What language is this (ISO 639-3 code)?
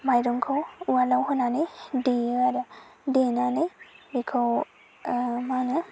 brx